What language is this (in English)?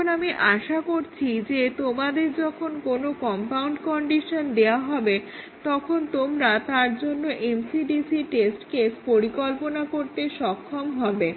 Bangla